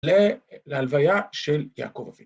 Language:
Hebrew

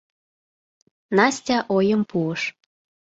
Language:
Mari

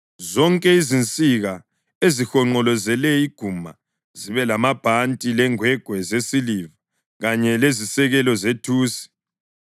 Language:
North Ndebele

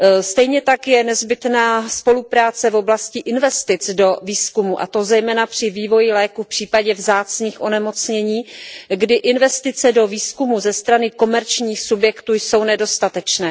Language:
Czech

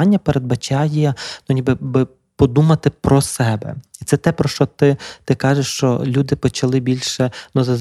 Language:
Ukrainian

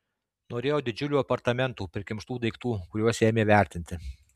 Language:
Lithuanian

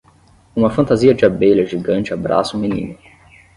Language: Portuguese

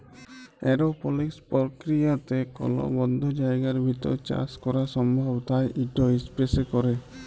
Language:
Bangla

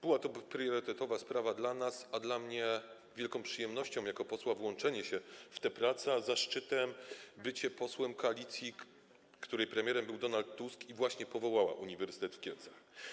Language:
Polish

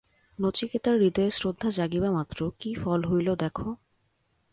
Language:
Bangla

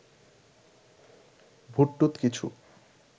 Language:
Bangla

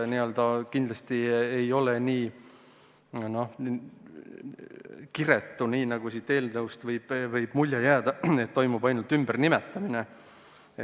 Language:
Estonian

